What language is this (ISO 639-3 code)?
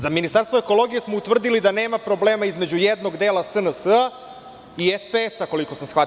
srp